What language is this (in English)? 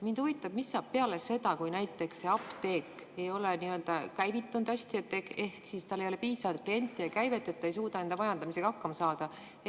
Estonian